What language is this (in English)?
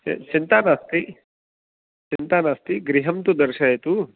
Sanskrit